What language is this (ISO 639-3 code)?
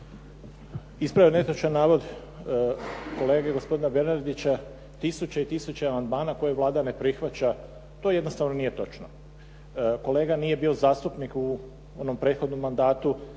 hrv